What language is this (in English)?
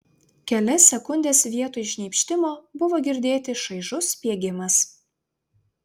Lithuanian